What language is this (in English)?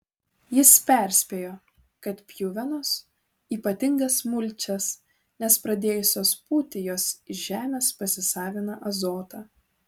Lithuanian